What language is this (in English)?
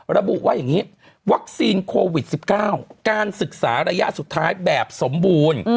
Thai